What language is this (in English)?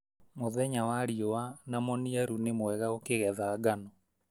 Kikuyu